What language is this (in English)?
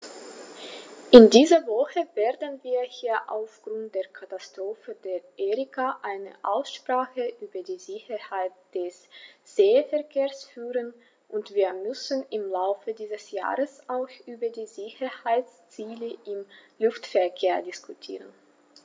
German